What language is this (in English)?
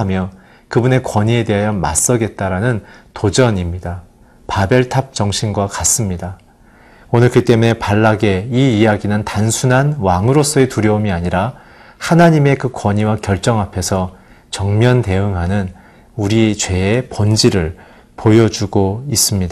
Korean